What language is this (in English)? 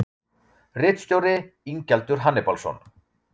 Icelandic